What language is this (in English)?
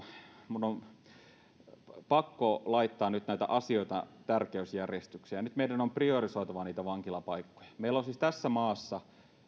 Finnish